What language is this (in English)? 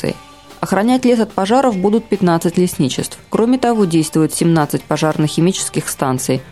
Russian